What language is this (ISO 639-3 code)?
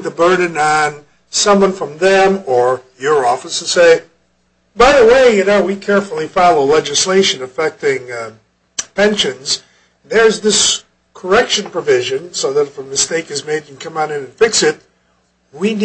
eng